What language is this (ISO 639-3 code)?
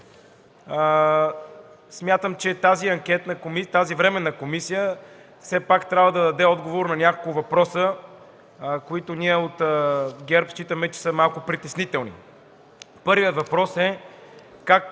bul